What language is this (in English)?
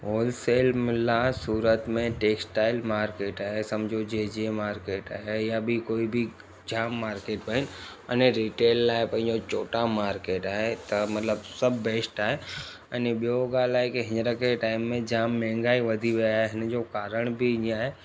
Sindhi